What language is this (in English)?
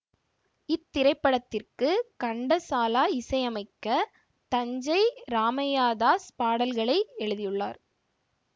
Tamil